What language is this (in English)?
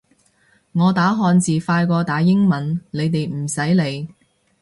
Cantonese